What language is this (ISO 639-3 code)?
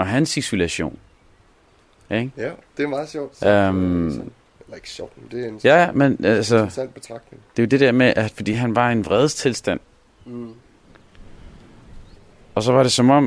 dan